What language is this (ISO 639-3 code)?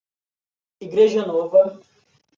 por